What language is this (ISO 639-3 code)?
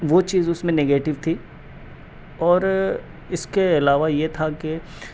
urd